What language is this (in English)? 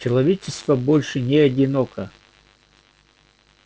Russian